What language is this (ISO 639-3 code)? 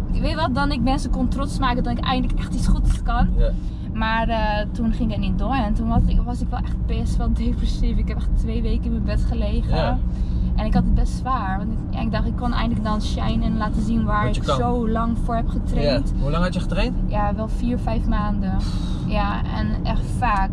nld